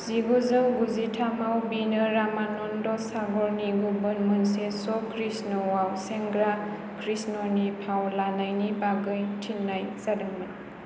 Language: Bodo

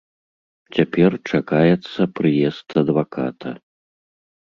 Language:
Belarusian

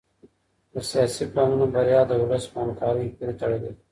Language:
Pashto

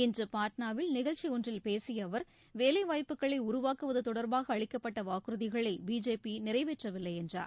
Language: Tamil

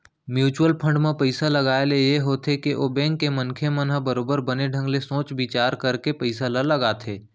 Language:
Chhattisgarhi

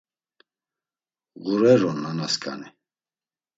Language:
Laz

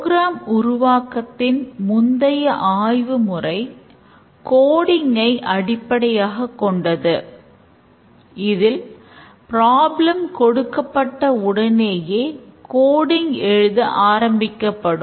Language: Tamil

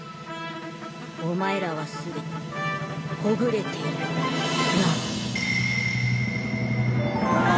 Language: Japanese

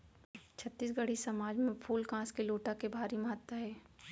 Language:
Chhattisgarhi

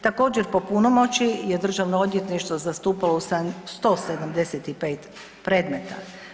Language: Croatian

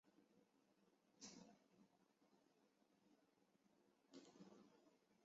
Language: Chinese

